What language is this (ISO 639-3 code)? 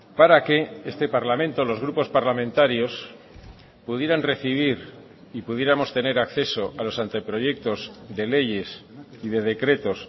spa